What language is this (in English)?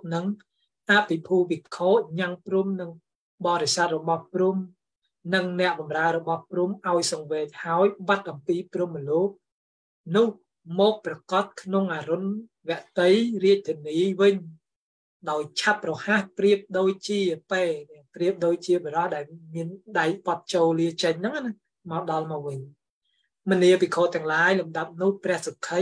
Thai